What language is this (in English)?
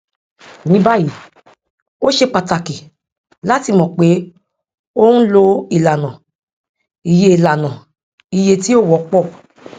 Yoruba